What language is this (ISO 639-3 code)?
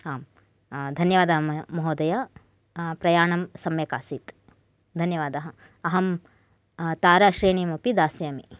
san